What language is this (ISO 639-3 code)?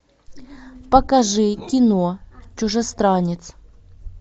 rus